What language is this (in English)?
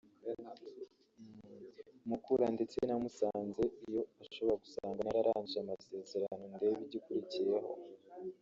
Kinyarwanda